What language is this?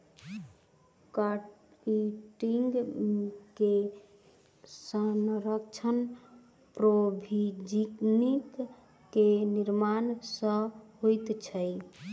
Maithili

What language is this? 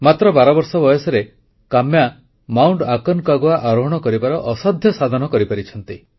Odia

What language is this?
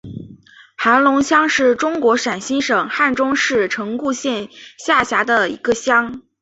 Chinese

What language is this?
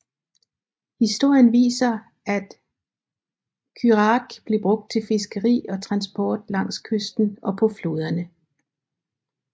Danish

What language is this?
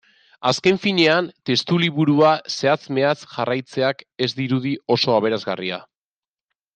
Basque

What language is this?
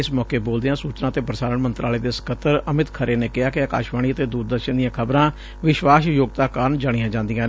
Punjabi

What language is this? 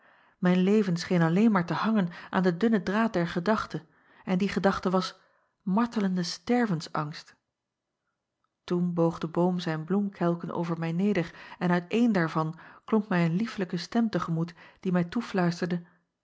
Dutch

